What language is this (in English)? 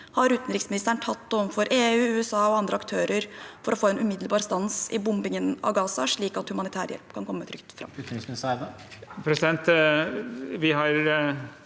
Norwegian